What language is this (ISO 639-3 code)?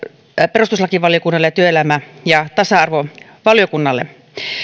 fin